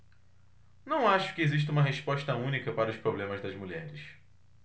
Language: Portuguese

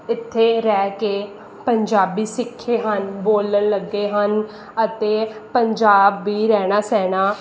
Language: Punjabi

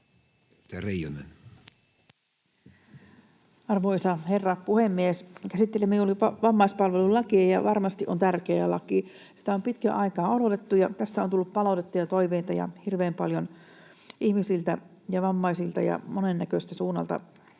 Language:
Finnish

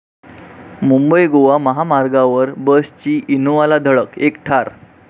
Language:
Marathi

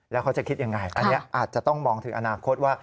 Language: Thai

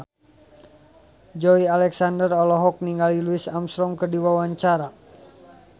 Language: Sundanese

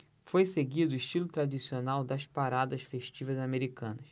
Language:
Portuguese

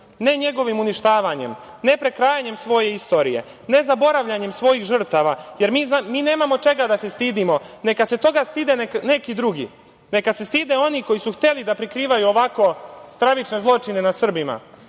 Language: Serbian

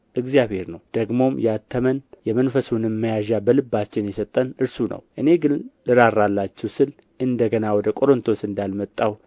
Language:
Amharic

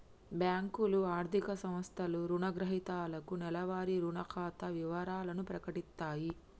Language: Telugu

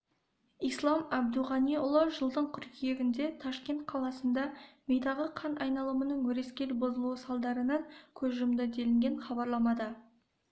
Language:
Kazakh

